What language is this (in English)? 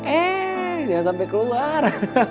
Indonesian